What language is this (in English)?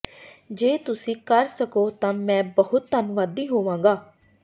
Punjabi